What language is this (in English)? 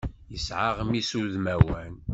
Kabyle